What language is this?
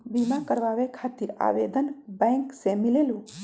Magahi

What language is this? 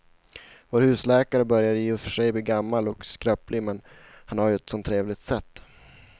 Swedish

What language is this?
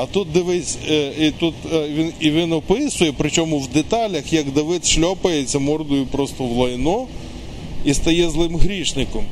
Ukrainian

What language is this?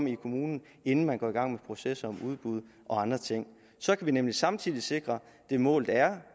Danish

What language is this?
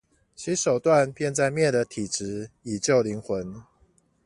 Chinese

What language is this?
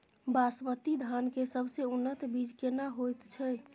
Maithili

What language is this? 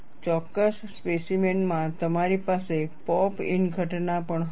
Gujarati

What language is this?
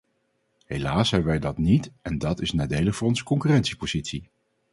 Dutch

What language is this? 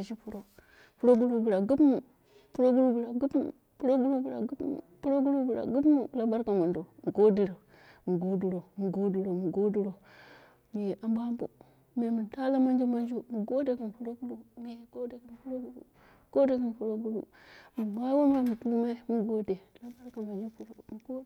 Dera (Nigeria)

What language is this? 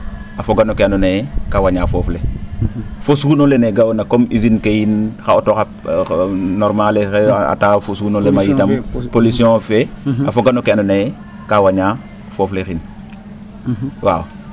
Serer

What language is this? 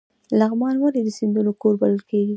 Pashto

